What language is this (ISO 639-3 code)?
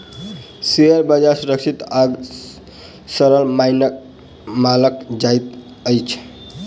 mai